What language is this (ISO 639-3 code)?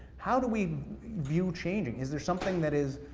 eng